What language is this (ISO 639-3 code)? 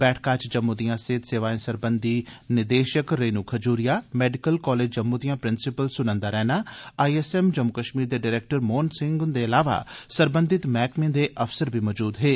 doi